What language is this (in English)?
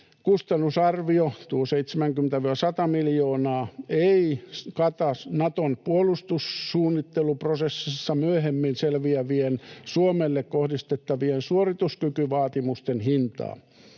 Finnish